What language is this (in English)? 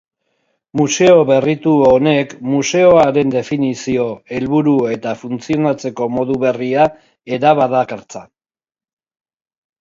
Basque